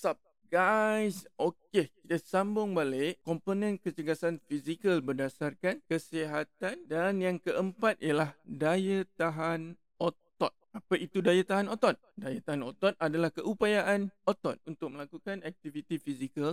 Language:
Malay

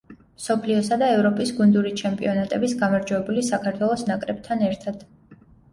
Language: Georgian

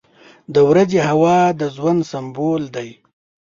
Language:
Pashto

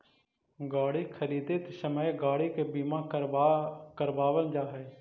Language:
Magahi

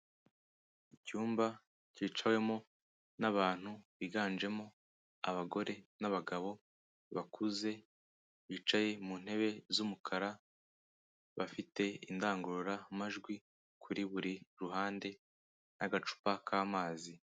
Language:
Kinyarwanda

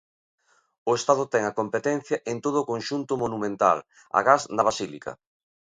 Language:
Galician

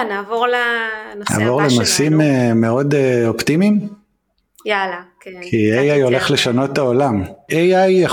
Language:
Hebrew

